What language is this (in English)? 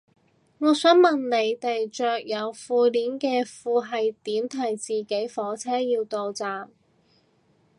Cantonese